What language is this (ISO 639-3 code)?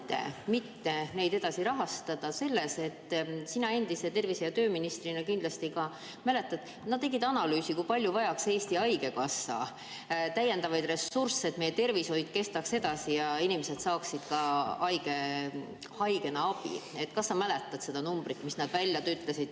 est